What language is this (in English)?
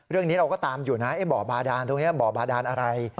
Thai